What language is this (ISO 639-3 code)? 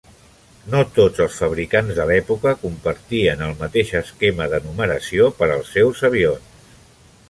cat